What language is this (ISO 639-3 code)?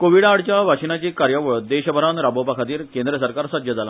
kok